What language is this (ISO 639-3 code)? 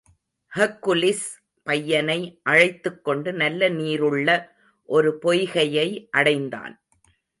tam